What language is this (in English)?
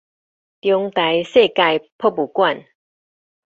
Min Nan Chinese